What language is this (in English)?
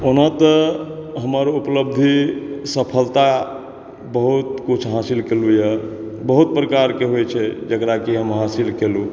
Maithili